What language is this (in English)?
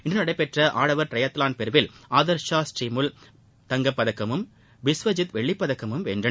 Tamil